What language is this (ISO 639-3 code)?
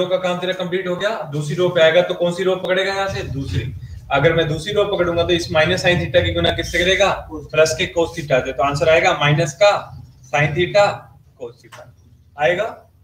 hin